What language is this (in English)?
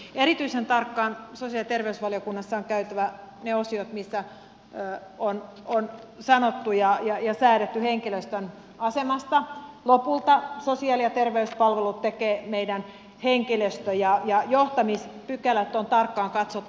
Finnish